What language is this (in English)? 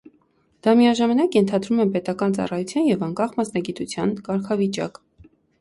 Armenian